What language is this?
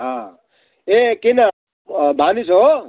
Nepali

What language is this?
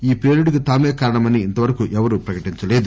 Telugu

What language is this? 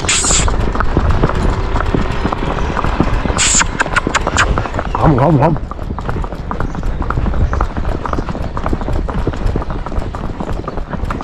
Spanish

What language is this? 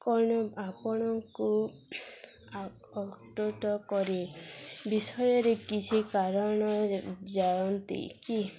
Odia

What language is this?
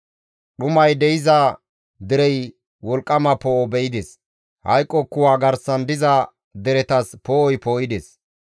Gamo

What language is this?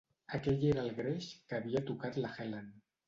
Catalan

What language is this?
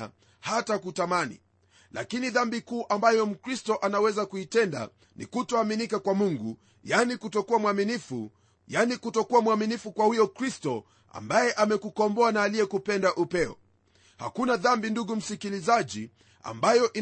Swahili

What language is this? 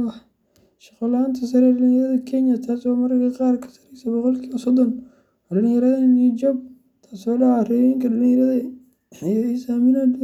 Somali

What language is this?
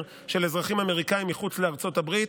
Hebrew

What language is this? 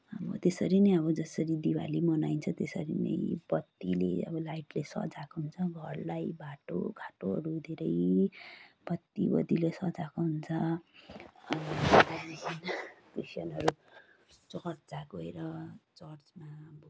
Nepali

